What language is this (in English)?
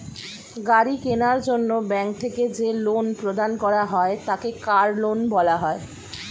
Bangla